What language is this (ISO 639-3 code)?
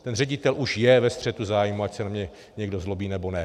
ces